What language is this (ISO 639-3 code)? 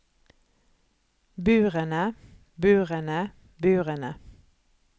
nor